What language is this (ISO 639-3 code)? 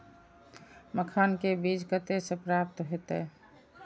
mai